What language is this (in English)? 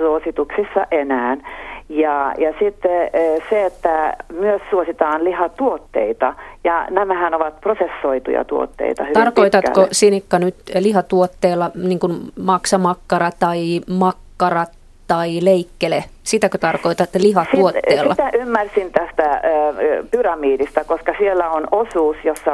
Finnish